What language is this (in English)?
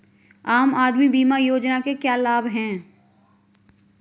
Hindi